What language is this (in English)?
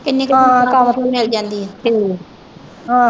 Punjabi